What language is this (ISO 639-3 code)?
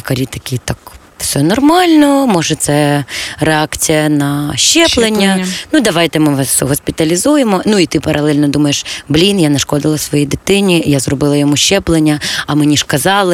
ukr